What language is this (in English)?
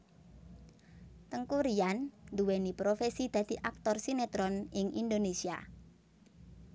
Javanese